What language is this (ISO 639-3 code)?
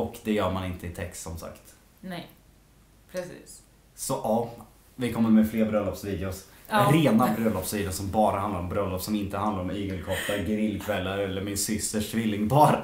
swe